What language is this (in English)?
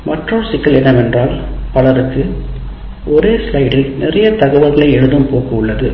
Tamil